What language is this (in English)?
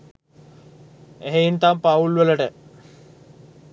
Sinhala